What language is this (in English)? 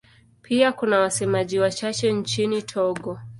Swahili